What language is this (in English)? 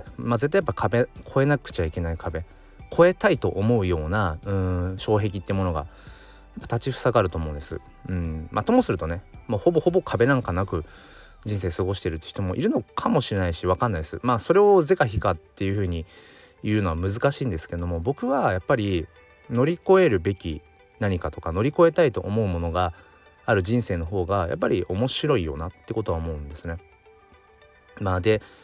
Japanese